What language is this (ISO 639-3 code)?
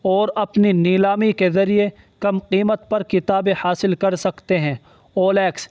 urd